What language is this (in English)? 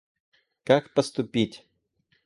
Russian